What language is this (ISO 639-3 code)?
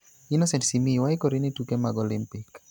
luo